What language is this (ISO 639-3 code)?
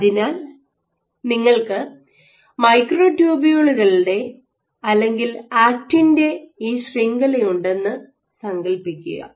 mal